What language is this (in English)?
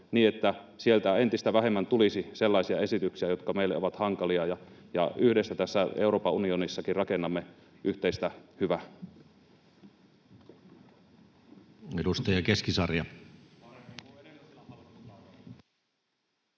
Finnish